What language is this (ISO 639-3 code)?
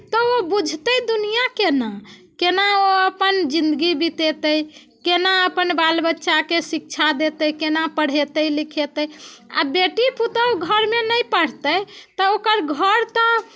mai